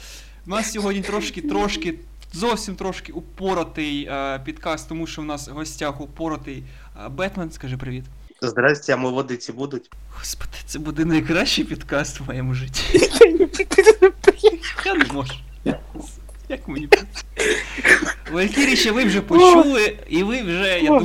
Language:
Ukrainian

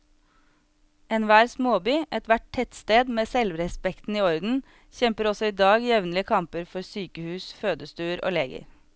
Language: Norwegian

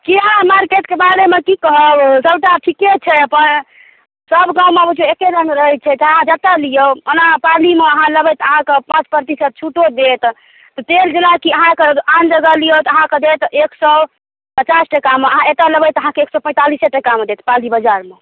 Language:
Maithili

